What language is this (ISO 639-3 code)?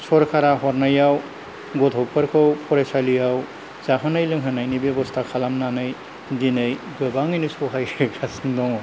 brx